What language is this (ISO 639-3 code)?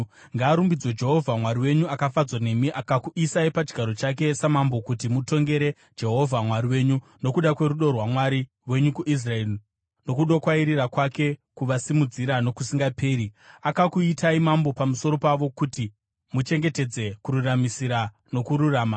sna